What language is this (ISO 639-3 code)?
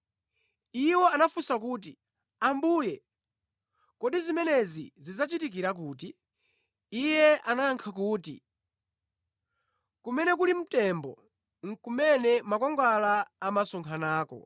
nya